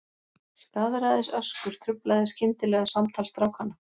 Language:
Icelandic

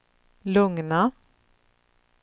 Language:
Swedish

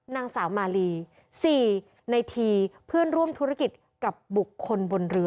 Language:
Thai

